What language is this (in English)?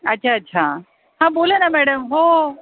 Marathi